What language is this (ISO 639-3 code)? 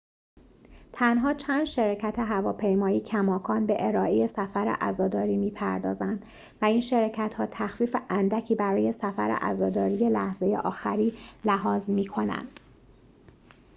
fas